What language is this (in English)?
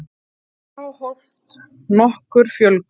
Icelandic